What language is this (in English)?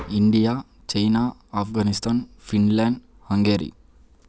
Telugu